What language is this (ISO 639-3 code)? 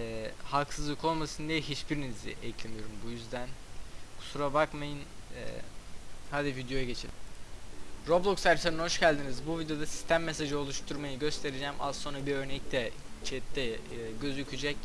tur